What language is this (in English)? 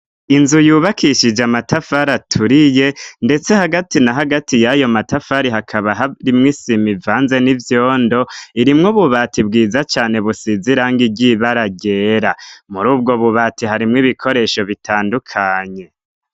Rundi